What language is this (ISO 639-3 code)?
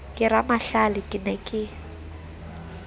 sot